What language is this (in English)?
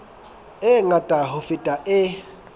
Southern Sotho